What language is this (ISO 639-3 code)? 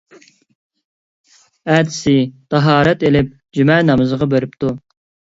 uig